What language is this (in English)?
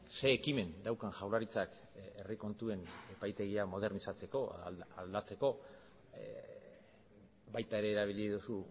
Basque